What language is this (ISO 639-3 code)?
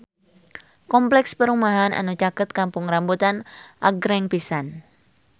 sun